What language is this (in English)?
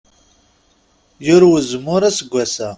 Kabyle